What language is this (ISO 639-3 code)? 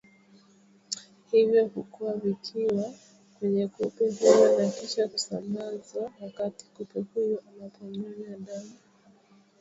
swa